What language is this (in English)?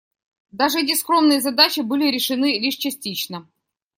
Russian